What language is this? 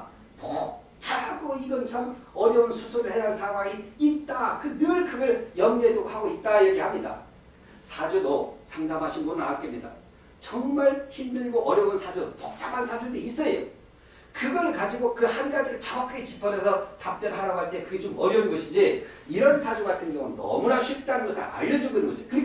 Korean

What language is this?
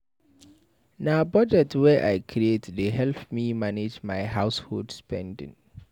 Nigerian Pidgin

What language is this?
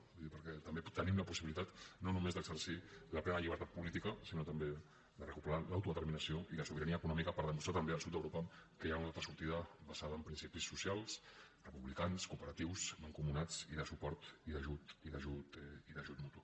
Catalan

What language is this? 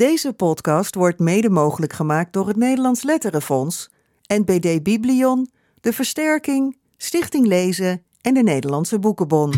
Dutch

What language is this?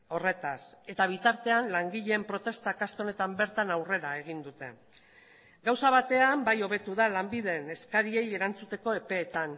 Basque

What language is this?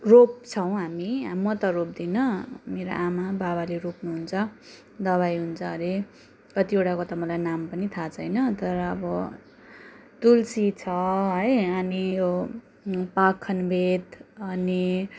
Nepali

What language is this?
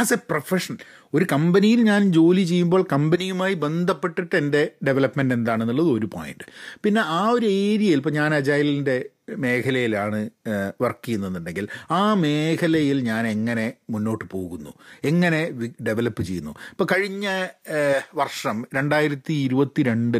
Malayalam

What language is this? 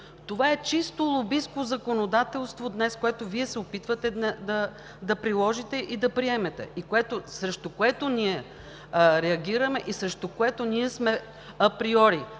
Bulgarian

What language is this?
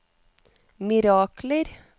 Norwegian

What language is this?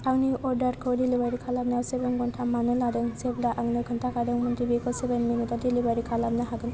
Bodo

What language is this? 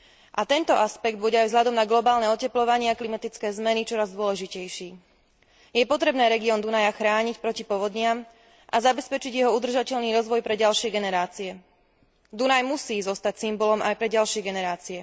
Slovak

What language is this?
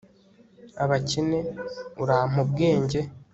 Kinyarwanda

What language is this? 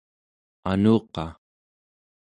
Central Yupik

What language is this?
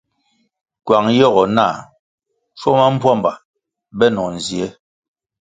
Kwasio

